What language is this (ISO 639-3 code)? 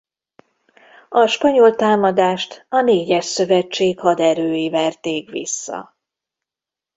hun